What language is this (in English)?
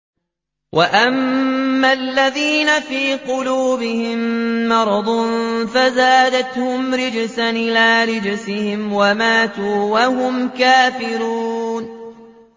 Arabic